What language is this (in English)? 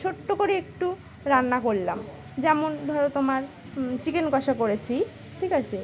Bangla